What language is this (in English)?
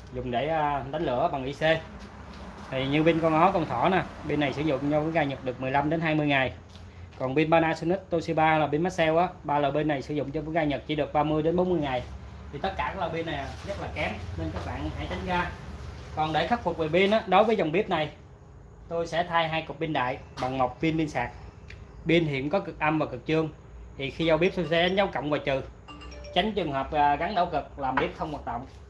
Vietnamese